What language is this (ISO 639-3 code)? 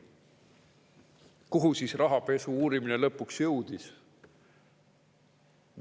est